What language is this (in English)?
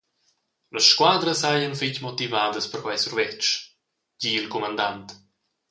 Romansh